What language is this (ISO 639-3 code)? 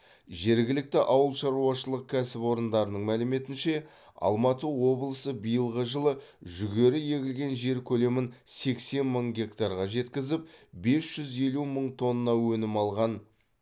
kaz